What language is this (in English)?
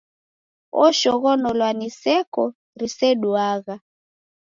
Taita